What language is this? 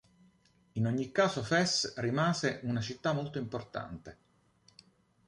Italian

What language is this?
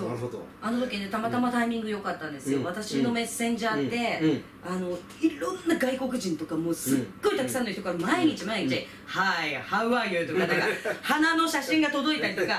Japanese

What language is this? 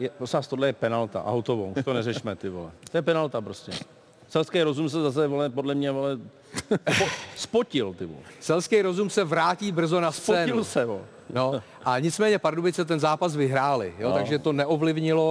Czech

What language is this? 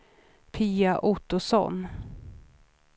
Swedish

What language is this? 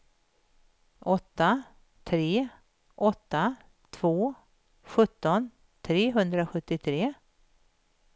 Swedish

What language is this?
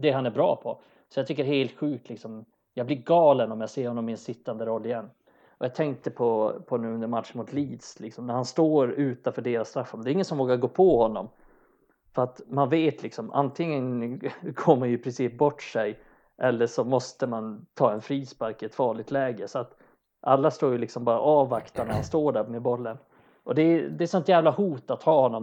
Swedish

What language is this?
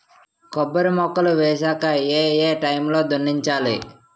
Telugu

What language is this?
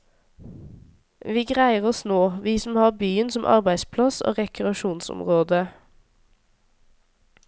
Norwegian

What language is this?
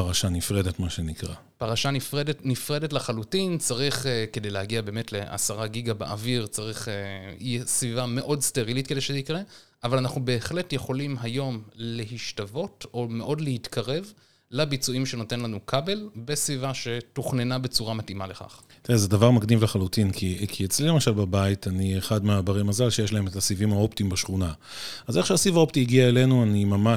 Hebrew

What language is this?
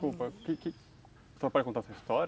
Portuguese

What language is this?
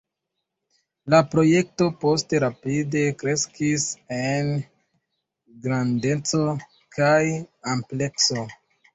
Esperanto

